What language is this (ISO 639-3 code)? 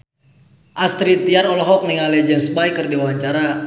sun